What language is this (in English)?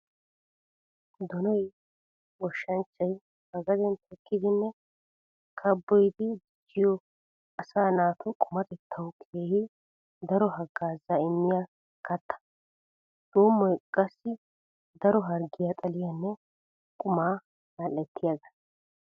Wolaytta